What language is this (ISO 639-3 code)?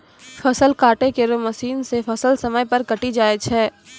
mai